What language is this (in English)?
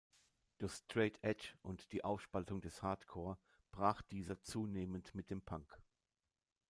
German